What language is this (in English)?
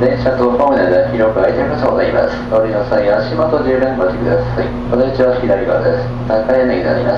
Japanese